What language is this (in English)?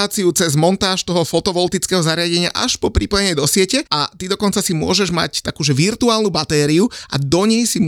Slovak